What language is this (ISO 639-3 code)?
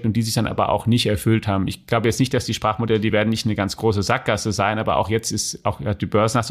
deu